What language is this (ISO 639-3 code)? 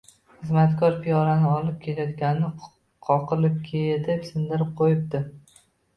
uzb